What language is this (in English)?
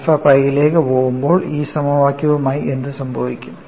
Malayalam